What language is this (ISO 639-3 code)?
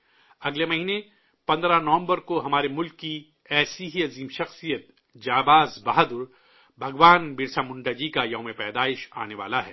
urd